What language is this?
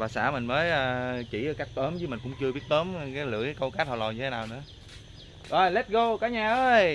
Vietnamese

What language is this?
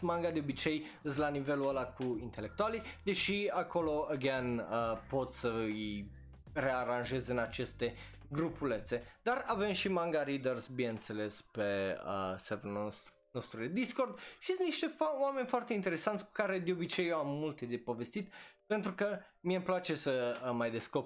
Romanian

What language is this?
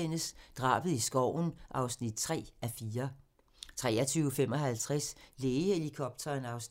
Danish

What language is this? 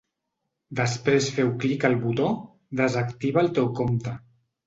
Catalan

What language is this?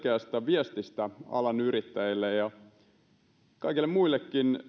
Finnish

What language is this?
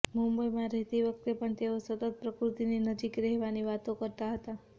Gujarati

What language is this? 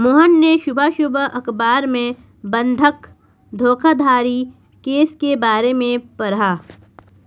Hindi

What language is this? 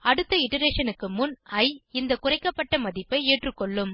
Tamil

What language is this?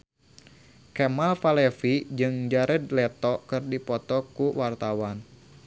Sundanese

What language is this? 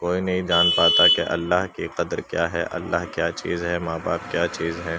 Urdu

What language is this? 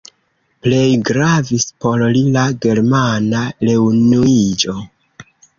Esperanto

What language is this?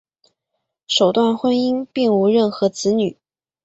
Chinese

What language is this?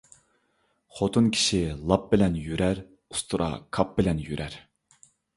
Uyghur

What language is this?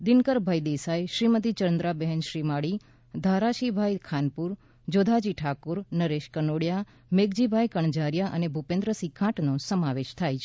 Gujarati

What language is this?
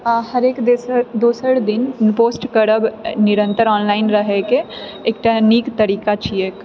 Maithili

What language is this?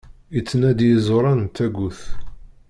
Kabyle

